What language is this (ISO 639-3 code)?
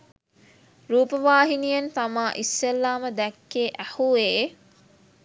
sin